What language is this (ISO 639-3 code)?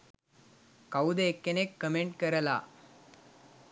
sin